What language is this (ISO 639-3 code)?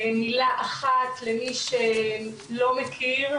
heb